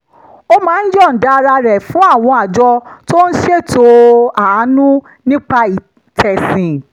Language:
Yoruba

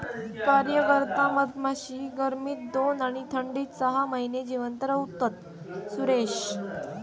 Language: Marathi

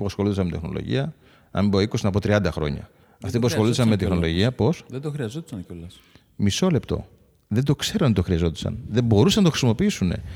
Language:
Greek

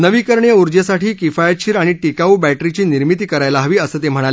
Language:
Marathi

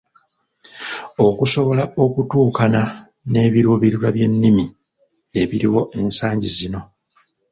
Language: Ganda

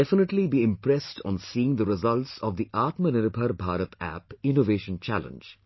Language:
English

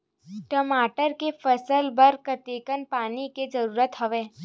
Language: Chhattisgarhi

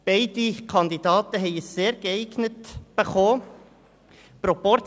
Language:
Swiss German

